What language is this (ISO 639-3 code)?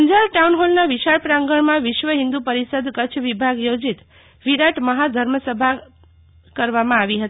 guj